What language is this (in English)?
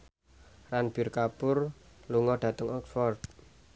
Javanese